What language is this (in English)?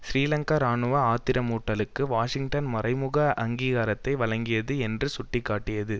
Tamil